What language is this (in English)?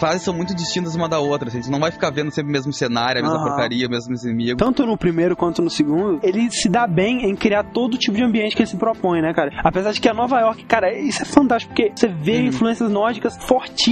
Portuguese